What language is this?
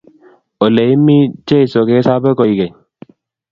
Kalenjin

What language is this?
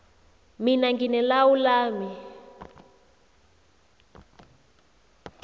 South Ndebele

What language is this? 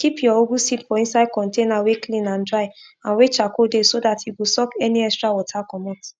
Nigerian Pidgin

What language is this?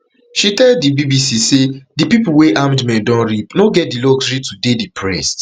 Nigerian Pidgin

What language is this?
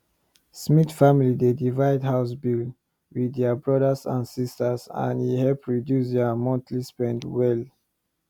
Nigerian Pidgin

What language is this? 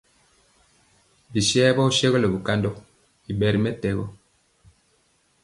Mpiemo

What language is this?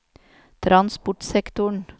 Norwegian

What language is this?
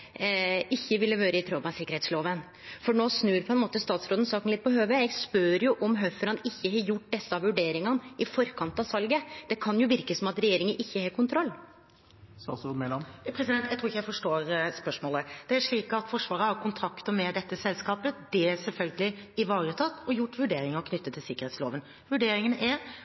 Norwegian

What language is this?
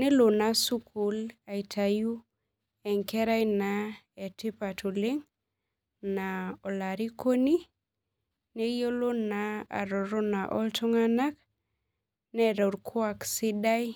Masai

